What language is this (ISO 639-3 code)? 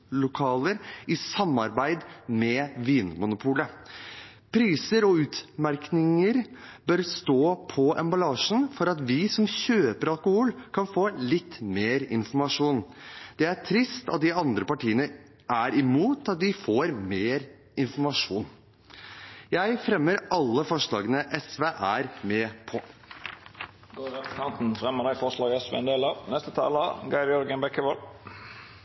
nor